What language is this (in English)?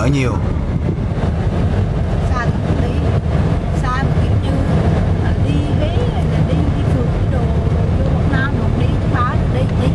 Vietnamese